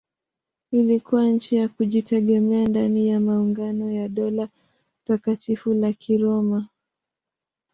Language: Swahili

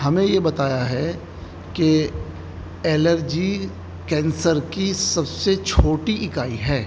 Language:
Urdu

